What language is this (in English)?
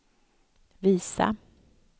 Swedish